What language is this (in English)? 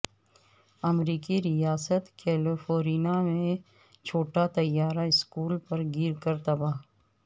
Urdu